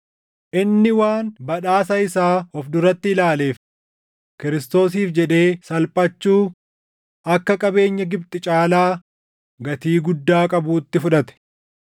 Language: Oromo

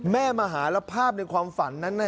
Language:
Thai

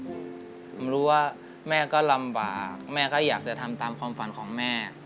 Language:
Thai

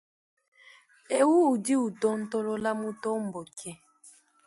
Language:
Luba-Lulua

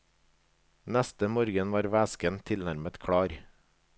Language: Norwegian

